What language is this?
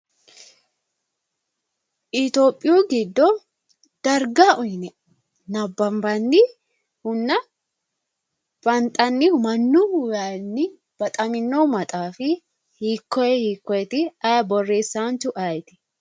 Sidamo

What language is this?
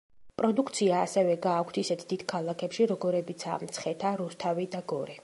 Georgian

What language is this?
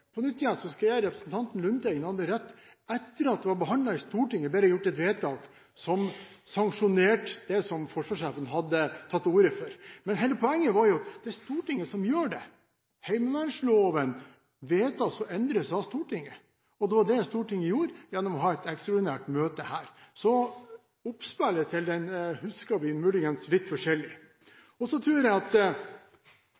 Norwegian Bokmål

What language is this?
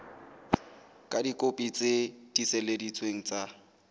Southern Sotho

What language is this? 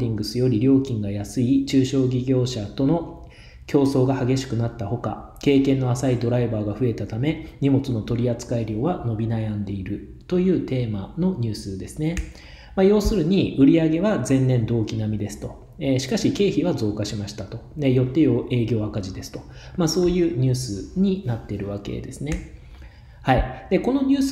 Japanese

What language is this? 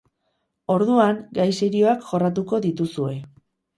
Basque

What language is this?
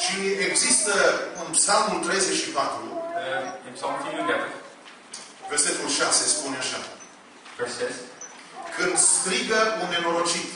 Romanian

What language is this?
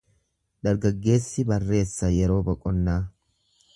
Oromo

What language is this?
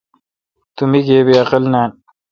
Kalkoti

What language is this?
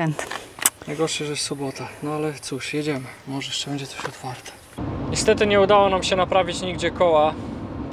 Polish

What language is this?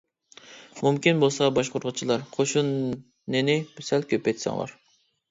Uyghur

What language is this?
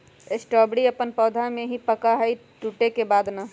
Magahi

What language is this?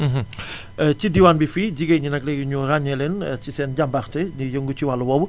Wolof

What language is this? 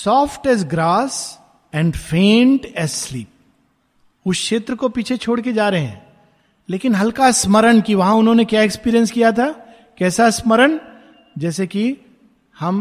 Hindi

